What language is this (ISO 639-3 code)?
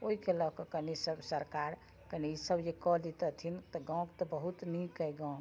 mai